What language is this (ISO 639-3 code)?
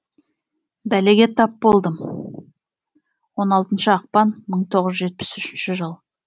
kaz